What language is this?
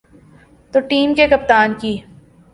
Urdu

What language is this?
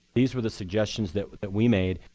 English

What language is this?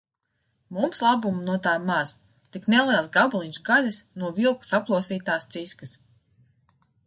Latvian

